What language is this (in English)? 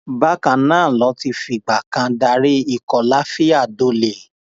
Yoruba